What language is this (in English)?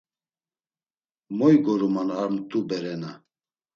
Laz